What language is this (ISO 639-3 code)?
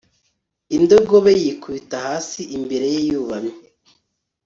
kin